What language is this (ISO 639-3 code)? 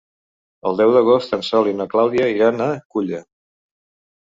cat